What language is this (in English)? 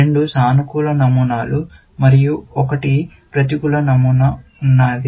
Telugu